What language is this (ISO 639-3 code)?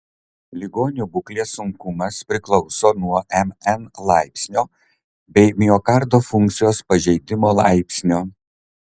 lit